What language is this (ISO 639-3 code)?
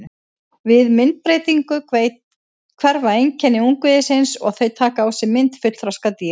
isl